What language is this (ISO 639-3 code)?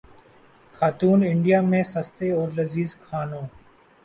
urd